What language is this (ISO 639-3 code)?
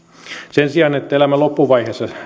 fin